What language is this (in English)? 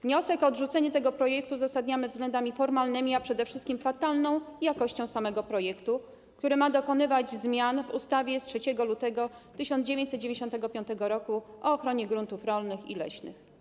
Polish